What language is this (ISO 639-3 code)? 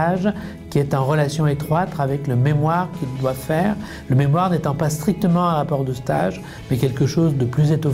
fra